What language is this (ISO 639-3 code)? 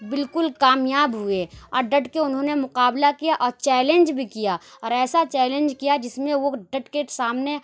urd